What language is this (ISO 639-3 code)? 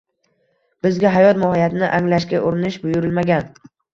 uzb